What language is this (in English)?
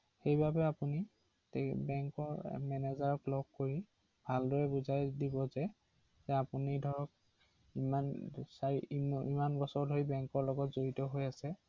Assamese